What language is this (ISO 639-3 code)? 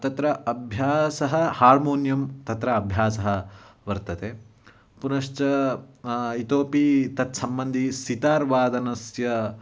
san